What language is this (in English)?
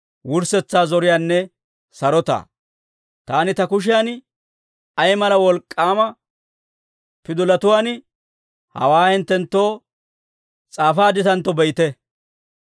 Dawro